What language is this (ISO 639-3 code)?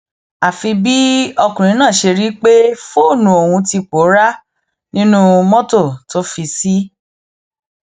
yor